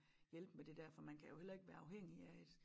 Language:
Danish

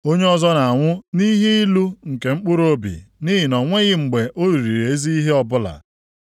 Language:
Igbo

